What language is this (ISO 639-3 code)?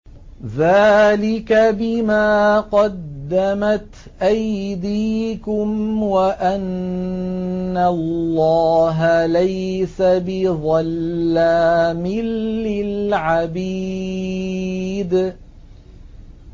ara